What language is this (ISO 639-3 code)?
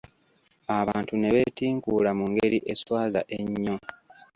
lug